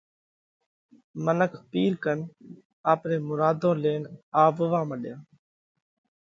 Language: Parkari Koli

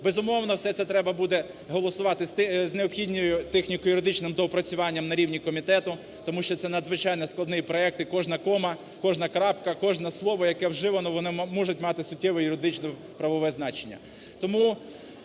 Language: Ukrainian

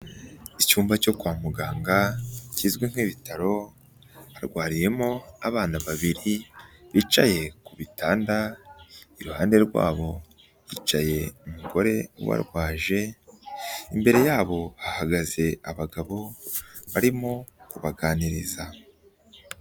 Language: Kinyarwanda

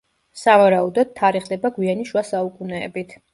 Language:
Georgian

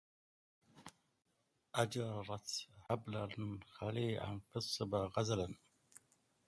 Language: Arabic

